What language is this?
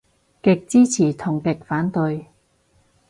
Cantonese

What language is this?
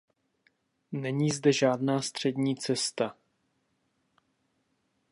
Czech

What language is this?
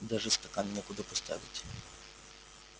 Russian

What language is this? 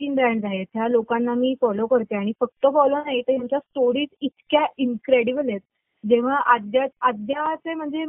Marathi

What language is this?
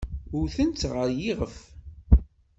Kabyle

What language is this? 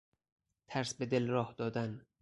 Persian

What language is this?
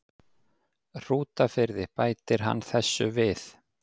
Icelandic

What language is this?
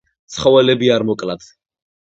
Georgian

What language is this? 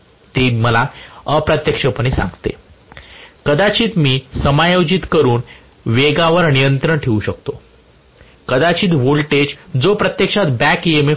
Marathi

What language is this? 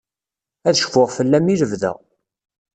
Kabyle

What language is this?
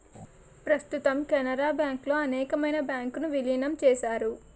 Telugu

